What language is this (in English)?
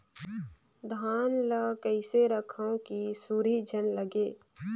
Chhattisgarhi